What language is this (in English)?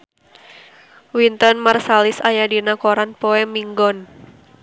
Sundanese